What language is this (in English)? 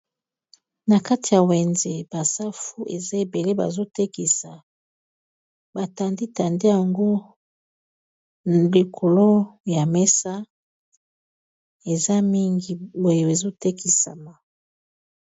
Lingala